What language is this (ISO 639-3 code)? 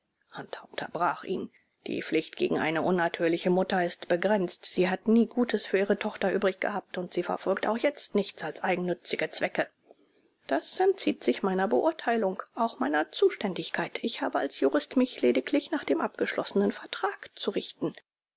deu